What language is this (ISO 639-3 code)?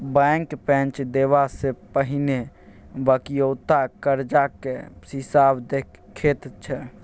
mai